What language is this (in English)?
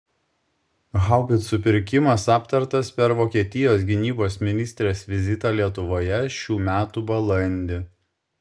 Lithuanian